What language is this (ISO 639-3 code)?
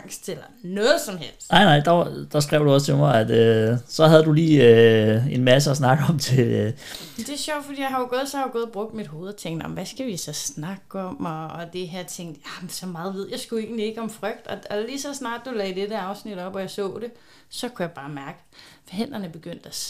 dan